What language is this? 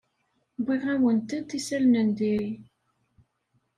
Kabyle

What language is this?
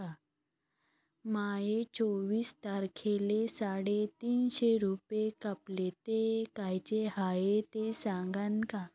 Marathi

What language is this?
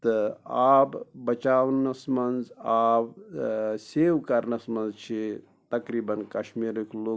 Kashmiri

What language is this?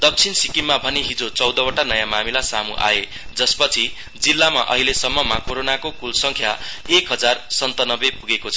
Nepali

